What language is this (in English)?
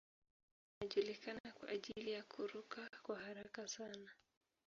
Swahili